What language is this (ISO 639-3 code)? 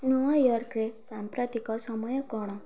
ori